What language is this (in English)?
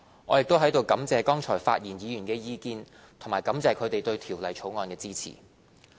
Cantonese